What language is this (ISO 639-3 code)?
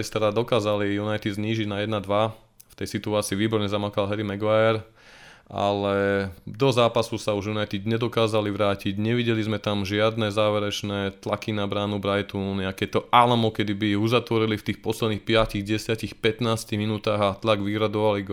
slk